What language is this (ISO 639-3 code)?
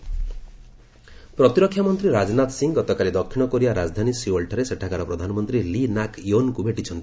ori